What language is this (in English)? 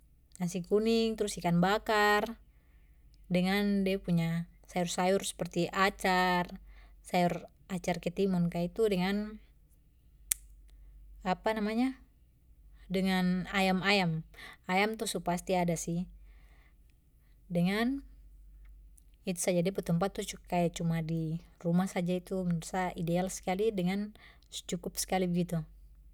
Papuan Malay